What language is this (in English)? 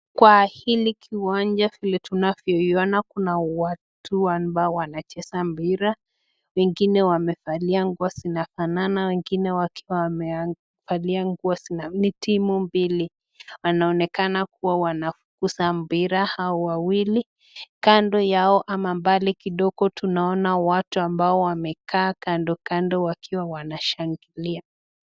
Swahili